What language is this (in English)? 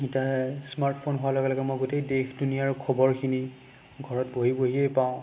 Assamese